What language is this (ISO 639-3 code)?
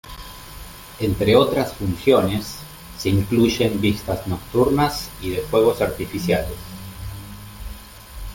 spa